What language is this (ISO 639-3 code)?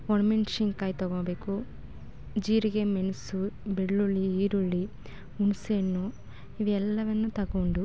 kan